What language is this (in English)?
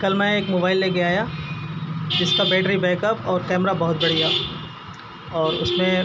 Urdu